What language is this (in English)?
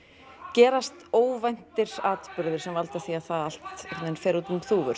Icelandic